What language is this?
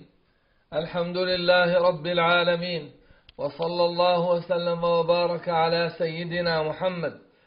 Arabic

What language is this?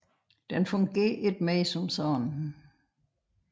Danish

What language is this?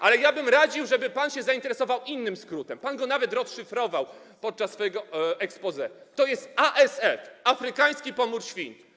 Polish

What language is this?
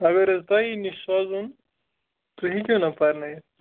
Kashmiri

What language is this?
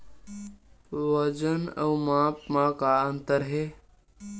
Chhattisgarhi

